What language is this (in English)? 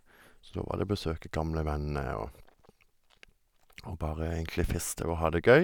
Norwegian